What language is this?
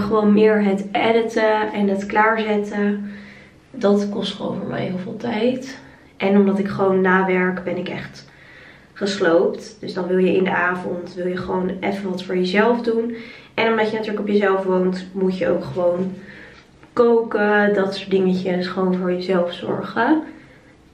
Dutch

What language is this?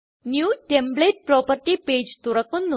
Malayalam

